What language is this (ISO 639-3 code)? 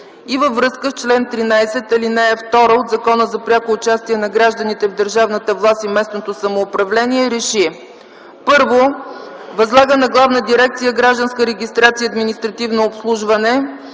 bul